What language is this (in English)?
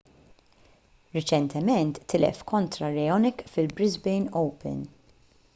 Maltese